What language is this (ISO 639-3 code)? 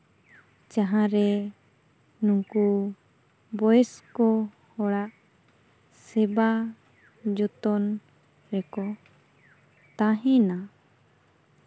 sat